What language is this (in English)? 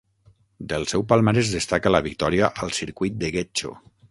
Catalan